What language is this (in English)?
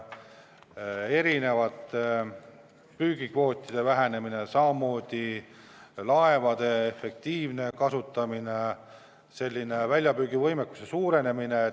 Estonian